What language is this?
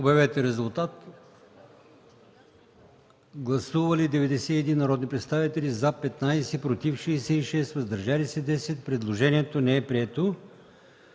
Bulgarian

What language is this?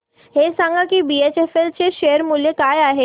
Marathi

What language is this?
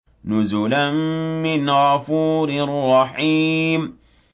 Arabic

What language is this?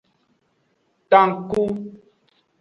Aja (Benin)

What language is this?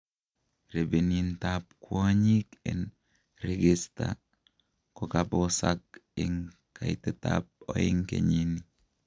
Kalenjin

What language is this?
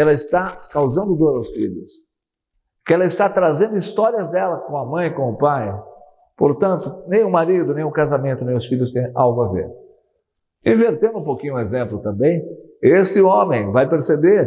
Portuguese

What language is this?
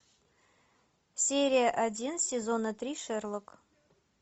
Russian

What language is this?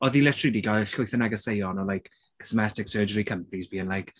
Welsh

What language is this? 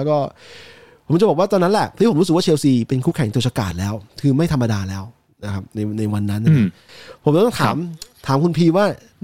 Thai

